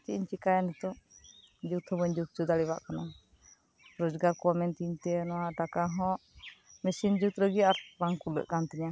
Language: Santali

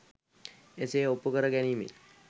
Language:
Sinhala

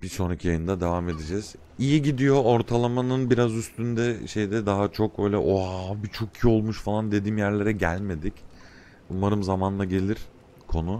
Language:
Turkish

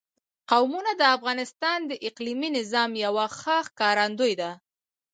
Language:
Pashto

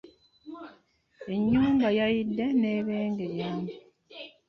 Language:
Ganda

